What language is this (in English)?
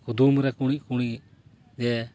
Santali